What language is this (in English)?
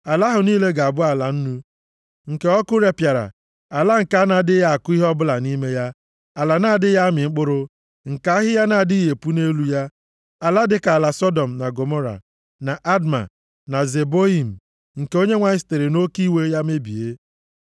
Igbo